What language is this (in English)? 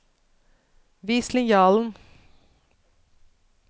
Norwegian